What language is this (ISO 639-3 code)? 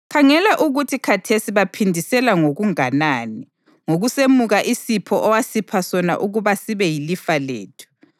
nde